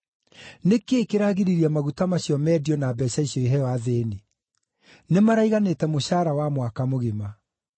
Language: Kikuyu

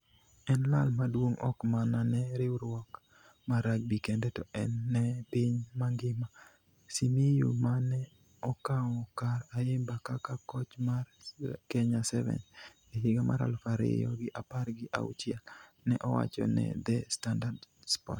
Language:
Luo (Kenya and Tanzania)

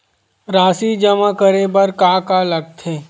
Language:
Chhattisgarhi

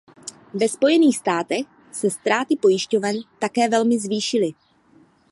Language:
Czech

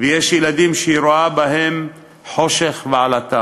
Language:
Hebrew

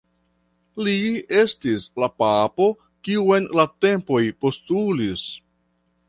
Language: Esperanto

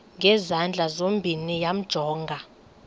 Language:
Xhosa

